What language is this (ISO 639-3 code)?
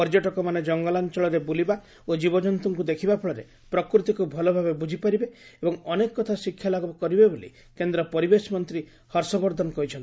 ori